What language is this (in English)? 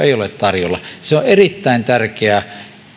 Finnish